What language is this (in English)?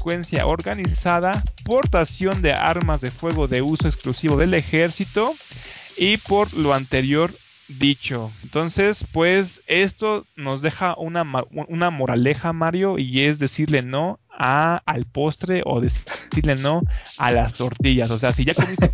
Spanish